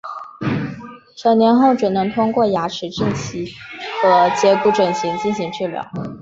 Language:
Chinese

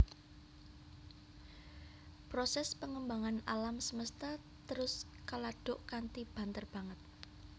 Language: Javanese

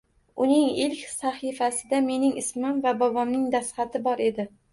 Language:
Uzbek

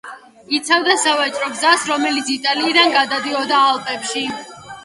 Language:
Georgian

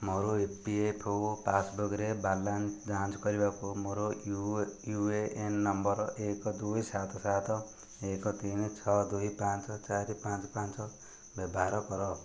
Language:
Odia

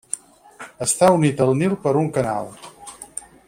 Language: Catalan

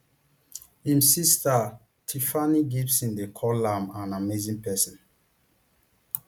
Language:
Nigerian Pidgin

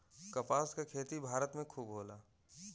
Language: Bhojpuri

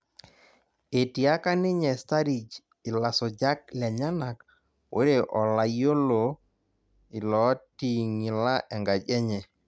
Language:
Masai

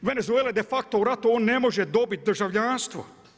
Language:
Croatian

